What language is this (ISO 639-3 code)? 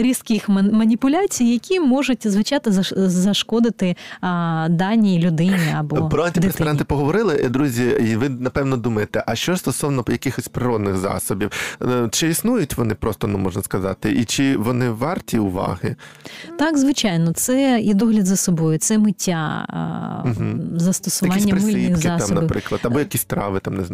ukr